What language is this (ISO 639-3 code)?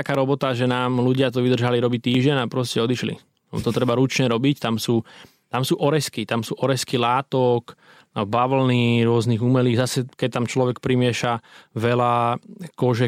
slk